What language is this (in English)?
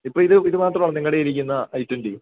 Malayalam